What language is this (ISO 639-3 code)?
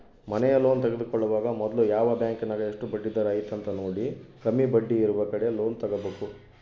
kan